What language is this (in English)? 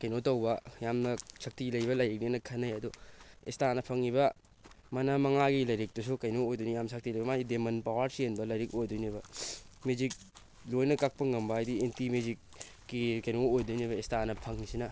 Manipuri